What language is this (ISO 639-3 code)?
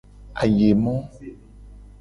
gej